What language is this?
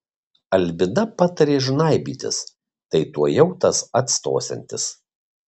Lithuanian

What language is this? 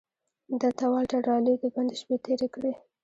Pashto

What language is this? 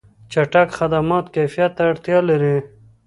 Pashto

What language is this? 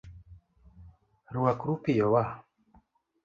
Luo (Kenya and Tanzania)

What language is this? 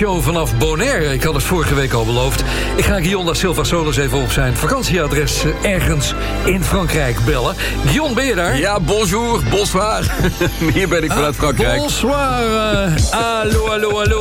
Dutch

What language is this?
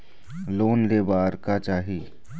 Chhattisgarhi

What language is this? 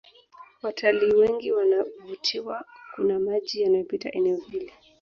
Swahili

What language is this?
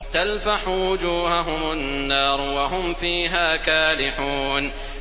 Arabic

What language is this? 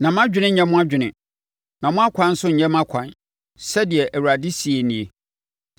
Akan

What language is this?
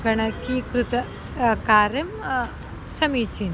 Sanskrit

